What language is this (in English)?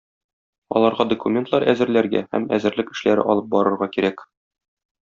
Tatar